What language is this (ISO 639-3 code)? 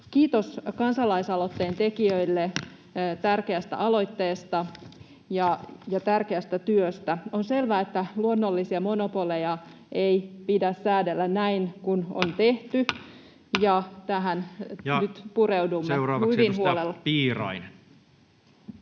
fin